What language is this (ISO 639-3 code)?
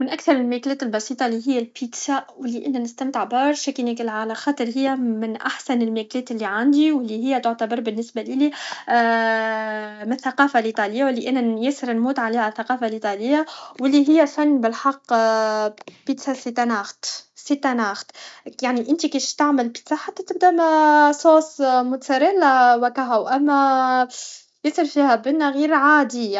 aeb